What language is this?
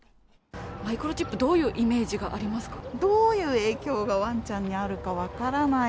Japanese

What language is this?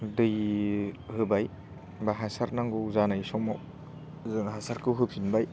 Bodo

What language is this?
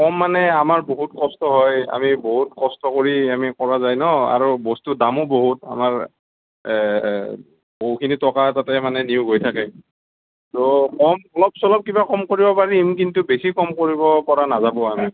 Assamese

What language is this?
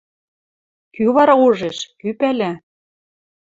Western Mari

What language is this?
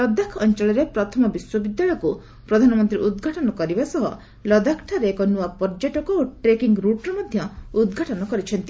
Odia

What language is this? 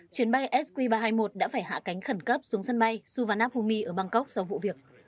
Vietnamese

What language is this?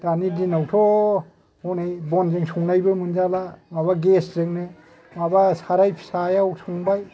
Bodo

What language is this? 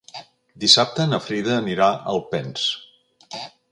Catalan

